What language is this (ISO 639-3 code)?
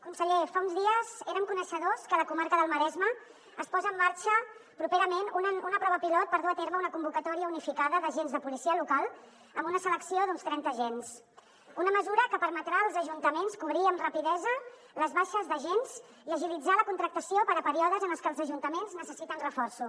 cat